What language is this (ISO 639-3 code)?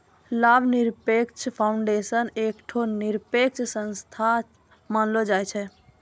mai